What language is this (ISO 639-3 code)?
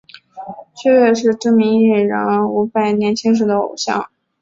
zho